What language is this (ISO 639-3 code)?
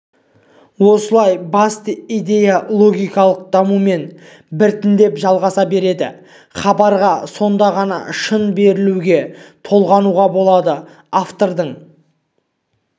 kaz